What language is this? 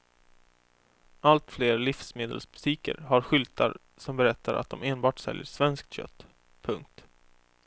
Swedish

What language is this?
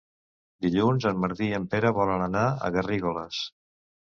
Catalan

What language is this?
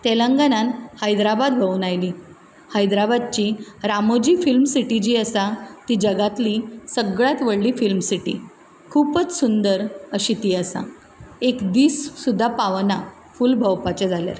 Konkani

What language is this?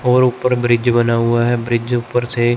Hindi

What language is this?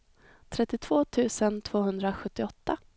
Swedish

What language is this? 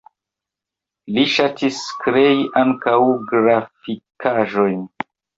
Esperanto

